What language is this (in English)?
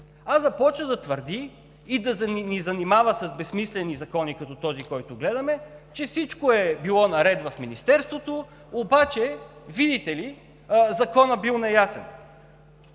Bulgarian